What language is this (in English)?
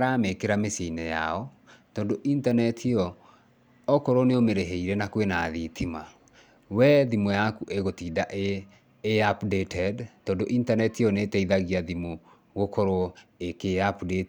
Kikuyu